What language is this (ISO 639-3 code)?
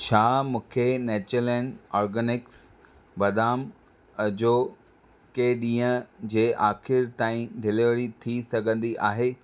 snd